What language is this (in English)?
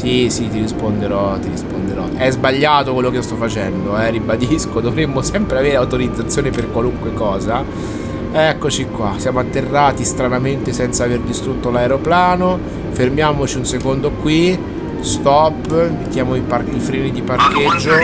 Italian